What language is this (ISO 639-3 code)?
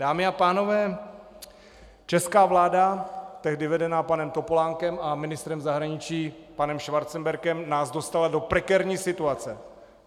ces